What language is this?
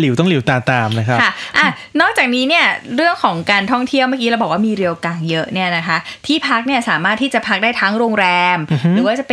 Thai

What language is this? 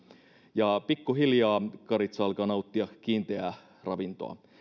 Finnish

